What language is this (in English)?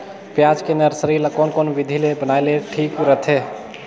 Chhattisgarhi